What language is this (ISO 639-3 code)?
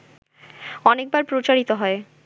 ben